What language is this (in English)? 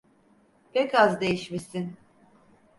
Turkish